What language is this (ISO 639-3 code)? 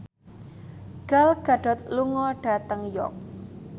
jav